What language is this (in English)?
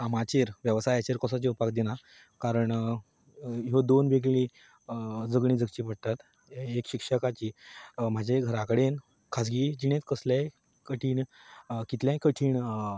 Konkani